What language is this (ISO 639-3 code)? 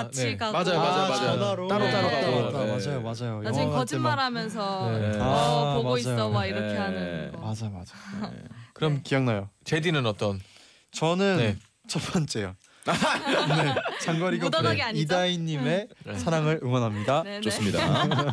kor